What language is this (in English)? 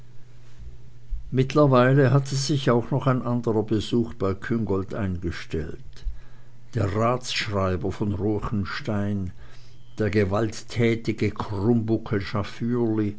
German